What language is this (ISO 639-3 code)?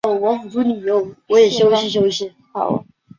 zho